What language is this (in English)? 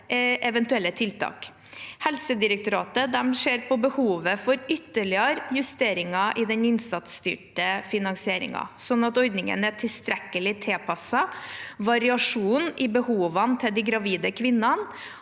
Norwegian